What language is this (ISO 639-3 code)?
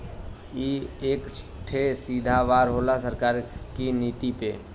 bho